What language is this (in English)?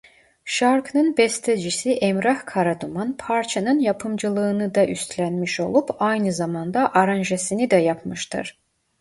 Turkish